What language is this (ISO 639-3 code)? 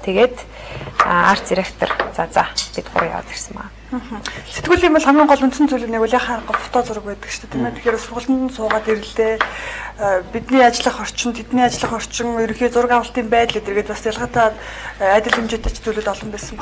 ukr